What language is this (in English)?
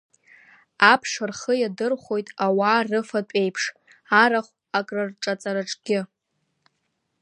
Abkhazian